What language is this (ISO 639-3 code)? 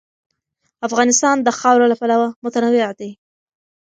pus